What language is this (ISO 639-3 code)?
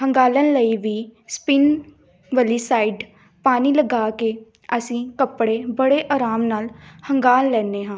pan